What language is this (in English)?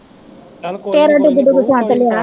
Punjabi